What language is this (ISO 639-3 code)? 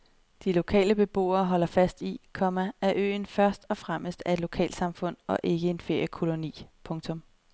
dan